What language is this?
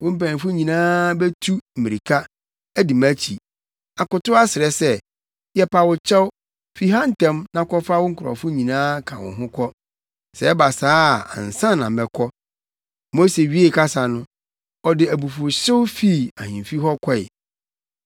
Akan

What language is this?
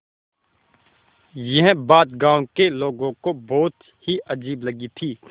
Hindi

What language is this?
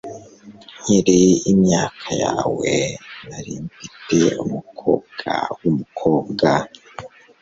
Kinyarwanda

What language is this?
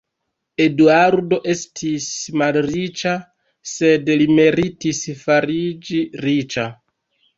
Esperanto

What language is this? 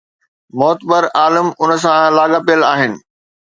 Sindhi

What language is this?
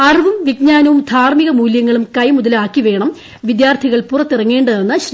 Malayalam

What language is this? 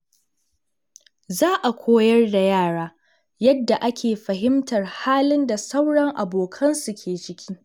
Hausa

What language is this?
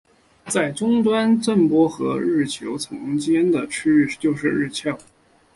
Chinese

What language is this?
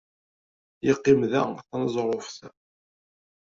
Kabyle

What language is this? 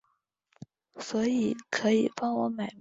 Chinese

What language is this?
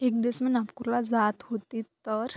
Marathi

